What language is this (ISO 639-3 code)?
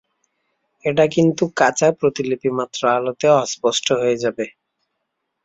ben